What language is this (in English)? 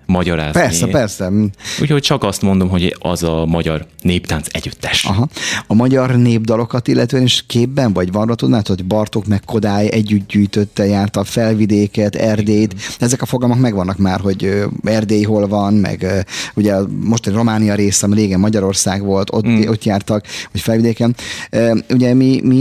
Hungarian